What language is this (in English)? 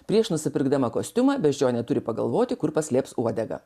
Lithuanian